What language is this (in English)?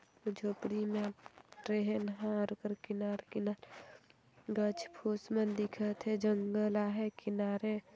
Sadri